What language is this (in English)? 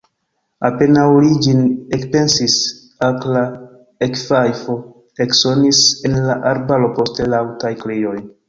Esperanto